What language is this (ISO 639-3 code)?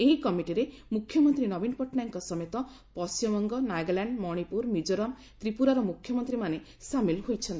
ori